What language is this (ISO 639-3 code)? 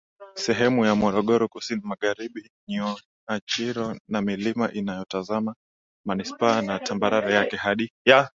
swa